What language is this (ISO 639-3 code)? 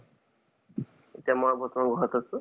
asm